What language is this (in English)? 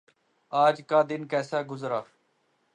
Urdu